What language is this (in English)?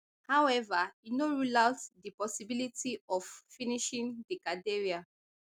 Nigerian Pidgin